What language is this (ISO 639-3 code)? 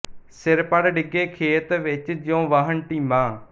pan